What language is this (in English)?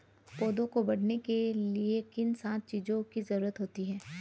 Hindi